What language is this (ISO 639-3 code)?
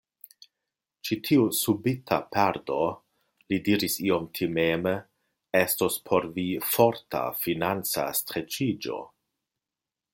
epo